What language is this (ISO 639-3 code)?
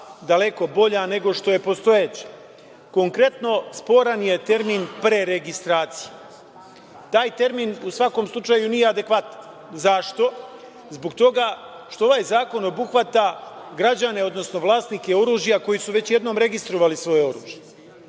srp